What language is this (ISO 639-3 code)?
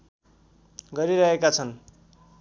nep